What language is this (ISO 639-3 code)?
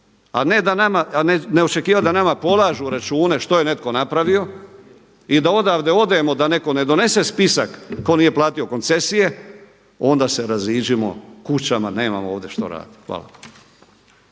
hrv